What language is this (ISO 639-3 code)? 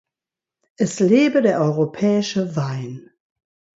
deu